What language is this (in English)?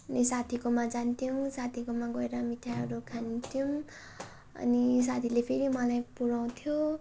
Nepali